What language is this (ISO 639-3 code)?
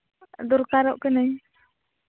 sat